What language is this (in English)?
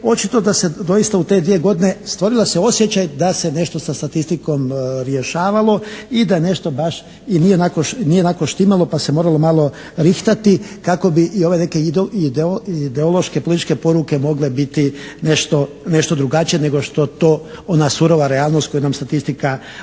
Croatian